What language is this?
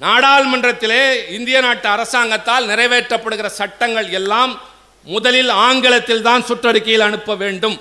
Tamil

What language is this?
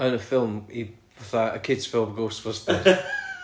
Welsh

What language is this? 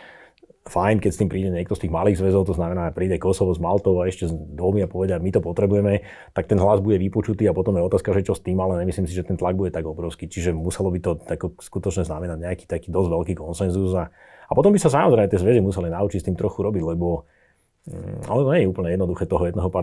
Czech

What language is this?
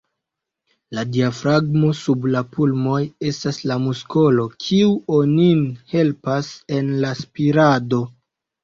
Esperanto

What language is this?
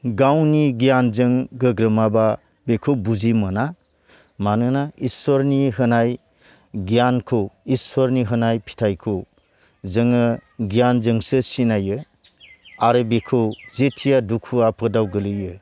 Bodo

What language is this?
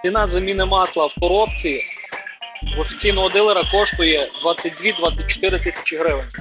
Ukrainian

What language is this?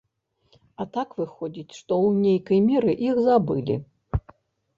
Belarusian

